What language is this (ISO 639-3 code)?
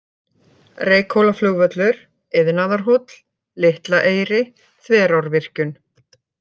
isl